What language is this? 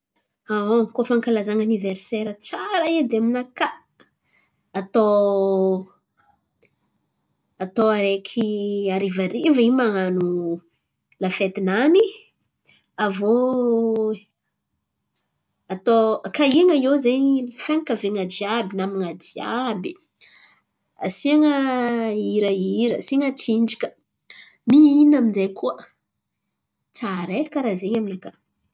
Antankarana Malagasy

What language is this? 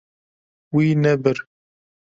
Kurdish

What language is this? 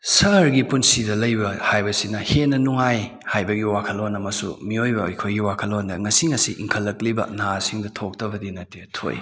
Manipuri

